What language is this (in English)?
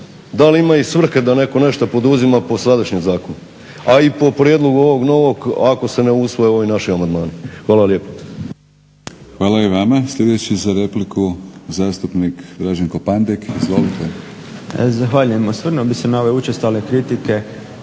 Croatian